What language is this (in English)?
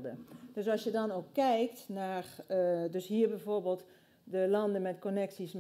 Dutch